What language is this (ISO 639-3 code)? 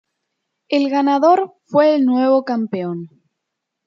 spa